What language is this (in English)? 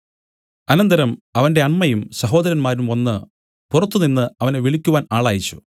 Malayalam